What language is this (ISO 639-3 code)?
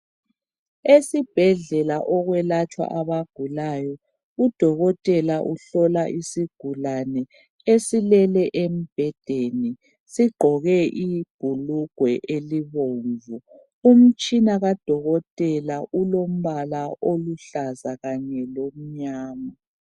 nde